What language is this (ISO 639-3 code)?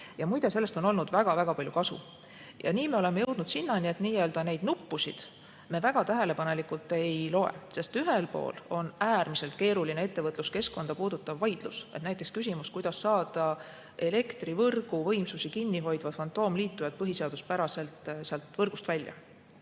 est